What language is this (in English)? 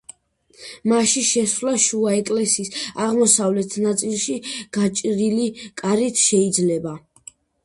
Georgian